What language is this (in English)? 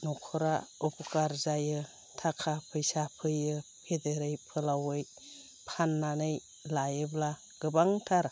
Bodo